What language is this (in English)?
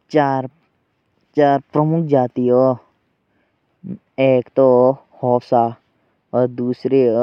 Jaunsari